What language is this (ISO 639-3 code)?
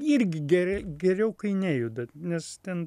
lit